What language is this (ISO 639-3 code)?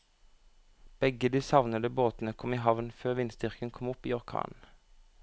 nor